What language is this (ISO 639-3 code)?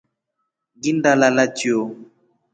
rof